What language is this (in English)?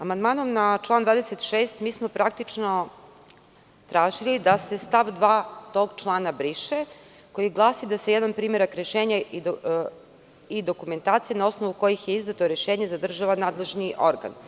Serbian